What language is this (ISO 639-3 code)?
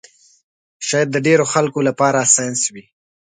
pus